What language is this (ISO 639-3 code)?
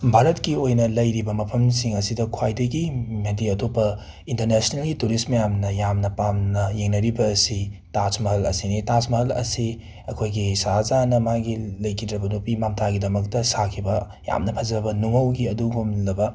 mni